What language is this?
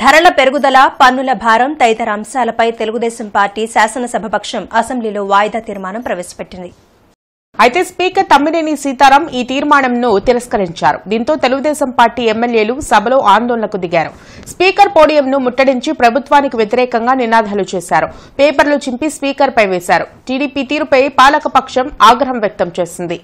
Telugu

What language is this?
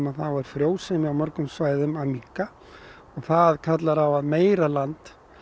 Icelandic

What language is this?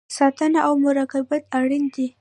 Pashto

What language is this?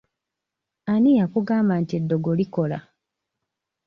Ganda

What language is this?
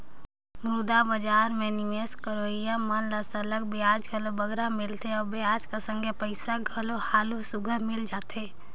Chhattisgarhi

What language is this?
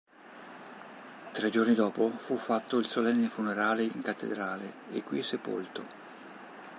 Italian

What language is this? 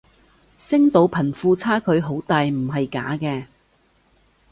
Cantonese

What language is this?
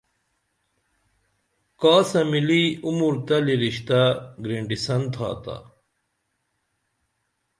Dameli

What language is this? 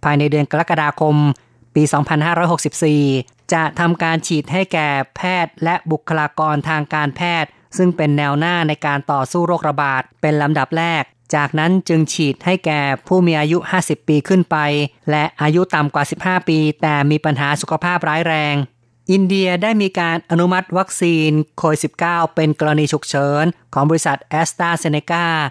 Thai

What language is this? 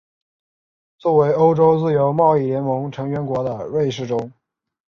Chinese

